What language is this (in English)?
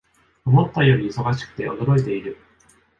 Japanese